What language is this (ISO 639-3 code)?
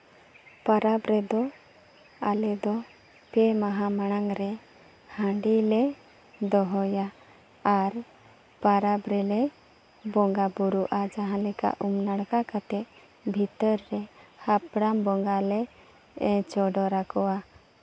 sat